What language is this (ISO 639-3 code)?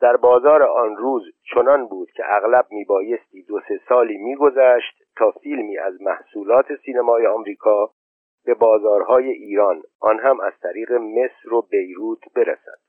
fas